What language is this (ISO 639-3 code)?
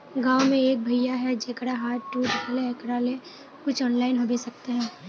mag